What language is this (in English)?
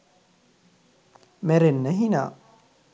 Sinhala